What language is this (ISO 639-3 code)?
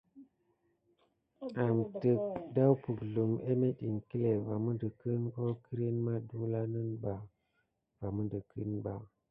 gid